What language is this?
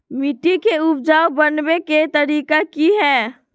Magahi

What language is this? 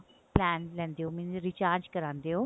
Punjabi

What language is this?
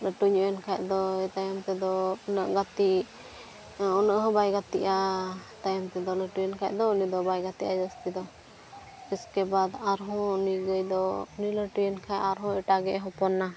Santali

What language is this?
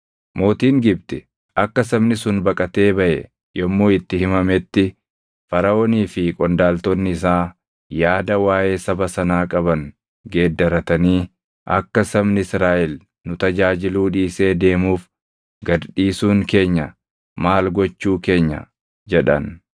Oromo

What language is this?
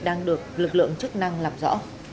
Vietnamese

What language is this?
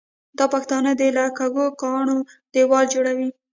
Pashto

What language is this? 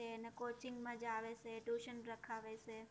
Gujarati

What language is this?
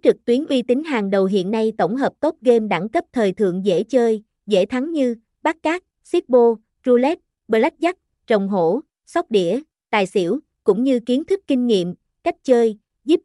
Vietnamese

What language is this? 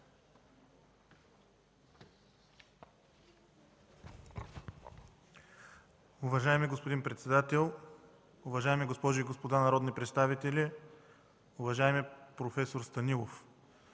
Bulgarian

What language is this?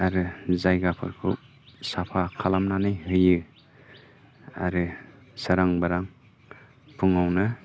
Bodo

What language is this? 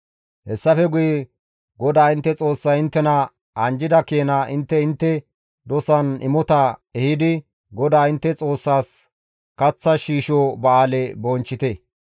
Gamo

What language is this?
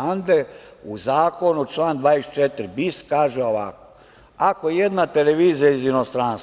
Serbian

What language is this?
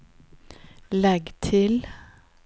Norwegian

